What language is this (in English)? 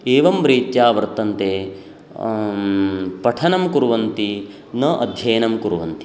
Sanskrit